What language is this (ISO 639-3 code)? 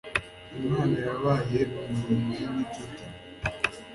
kin